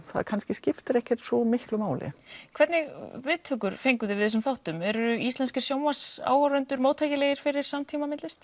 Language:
Icelandic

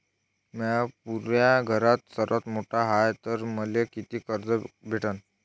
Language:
Marathi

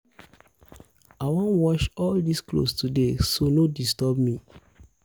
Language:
Nigerian Pidgin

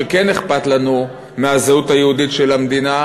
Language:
Hebrew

